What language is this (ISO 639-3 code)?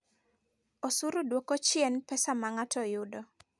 luo